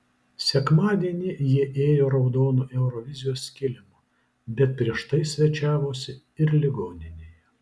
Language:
Lithuanian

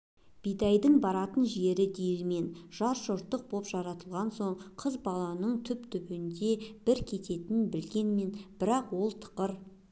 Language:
Kazakh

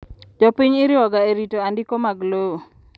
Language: Luo (Kenya and Tanzania)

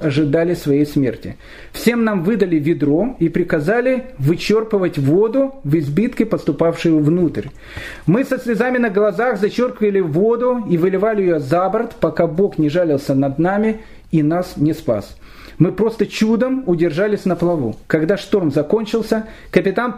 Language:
Russian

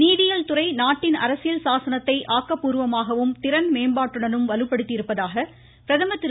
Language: Tamil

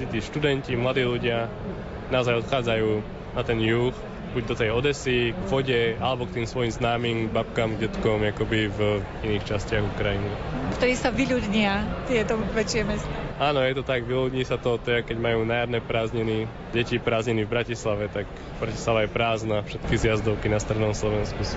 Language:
Slovak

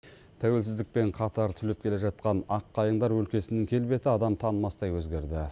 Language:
Kazakh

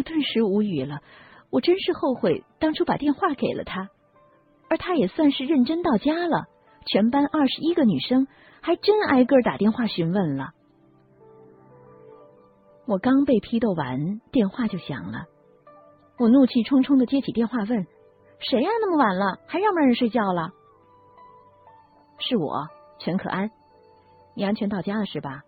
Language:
Chinese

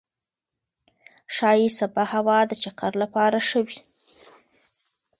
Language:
Pashto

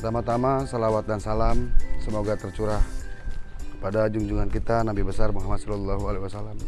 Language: Indonesian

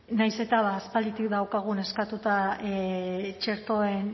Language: Basque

